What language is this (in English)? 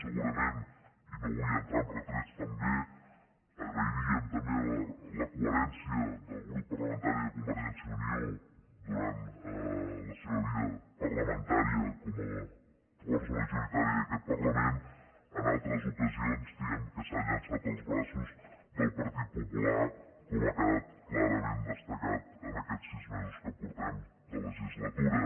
Catalan